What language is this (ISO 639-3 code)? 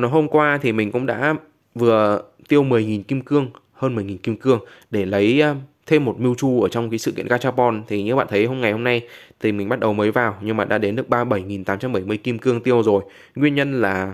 vie